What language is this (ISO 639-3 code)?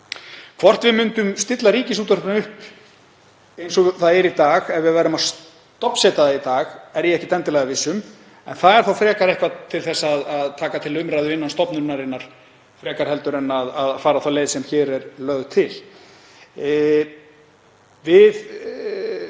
isl